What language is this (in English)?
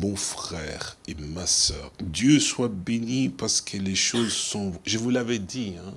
French